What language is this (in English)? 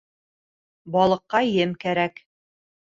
Bashkir